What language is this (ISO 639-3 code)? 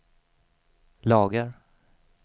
swe